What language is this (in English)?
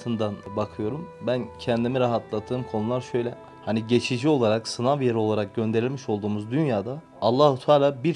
Turkish